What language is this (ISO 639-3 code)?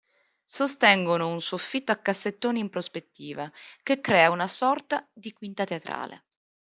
ita